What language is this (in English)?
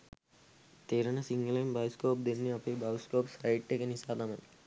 Sinhala